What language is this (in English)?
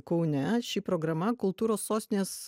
Lithuanian